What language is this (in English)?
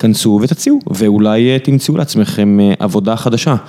Hebrew